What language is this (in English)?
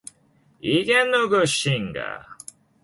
Korean